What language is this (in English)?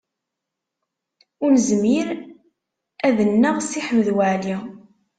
Kabyle